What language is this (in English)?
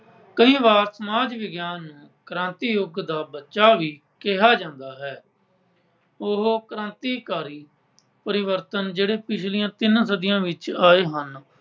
Punjabi